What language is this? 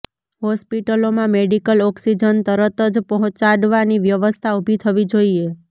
Gujarati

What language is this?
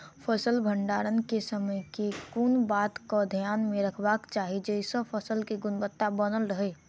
Maithili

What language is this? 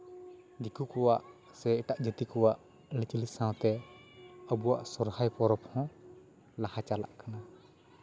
Santali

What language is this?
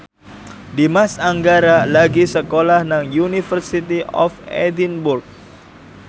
Javanese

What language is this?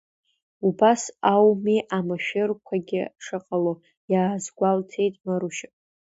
Abkhazian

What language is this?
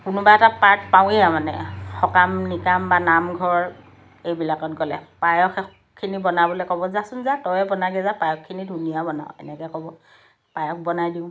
Assamese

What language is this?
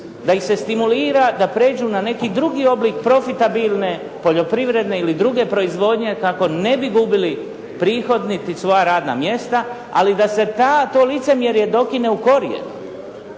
Croatian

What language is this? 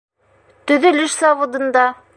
Bashkir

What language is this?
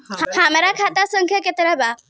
Bhojpuri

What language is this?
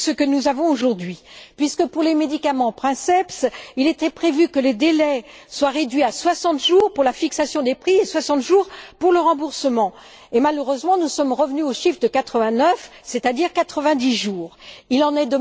French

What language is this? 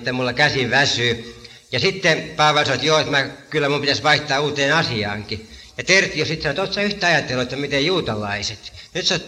Finnish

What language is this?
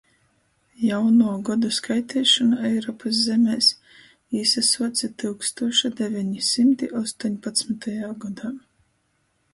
Latgalian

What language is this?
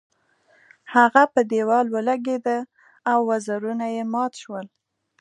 Pashto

